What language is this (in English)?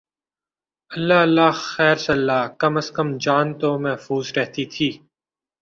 Urdu